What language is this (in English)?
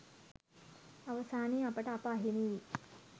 Sinhala